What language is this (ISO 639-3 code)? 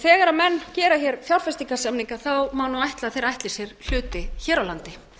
isl